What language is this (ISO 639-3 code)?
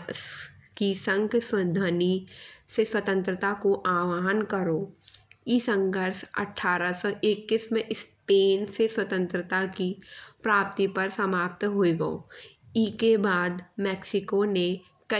bns